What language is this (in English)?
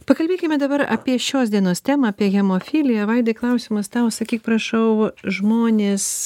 Lithuanian